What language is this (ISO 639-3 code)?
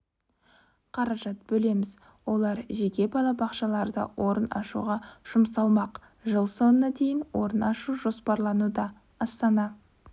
kaz